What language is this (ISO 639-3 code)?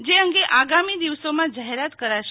guj